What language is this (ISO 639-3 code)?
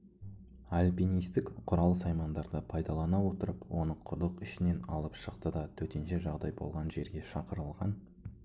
kaz